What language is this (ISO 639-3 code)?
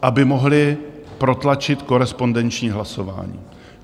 ces